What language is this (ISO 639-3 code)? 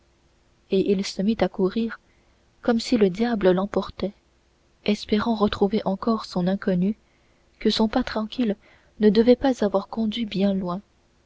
fra